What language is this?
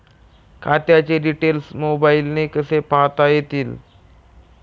Marathi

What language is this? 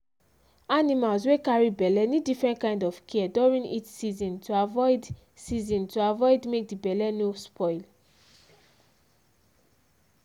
Nigerian Pidgin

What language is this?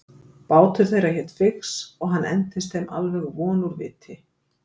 Icelandic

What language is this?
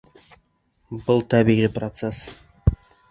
Bashkir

